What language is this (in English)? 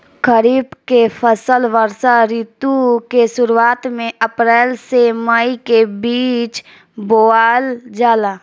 Bhojpuri